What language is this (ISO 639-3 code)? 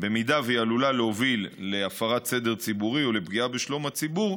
heb